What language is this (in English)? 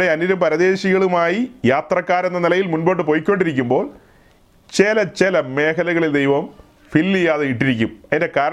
Malayalam